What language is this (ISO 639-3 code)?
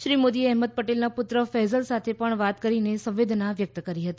guj